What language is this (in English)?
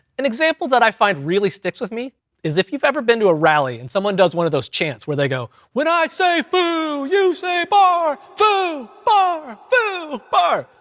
English